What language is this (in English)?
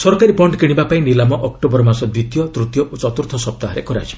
Odia